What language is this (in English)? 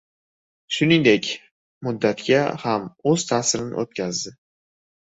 Uzbek